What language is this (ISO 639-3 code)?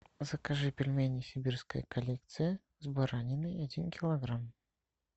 rus